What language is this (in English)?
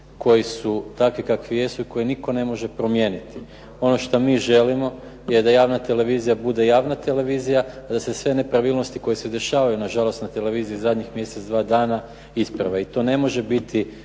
Croatian